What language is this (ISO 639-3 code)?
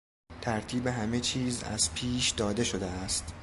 fas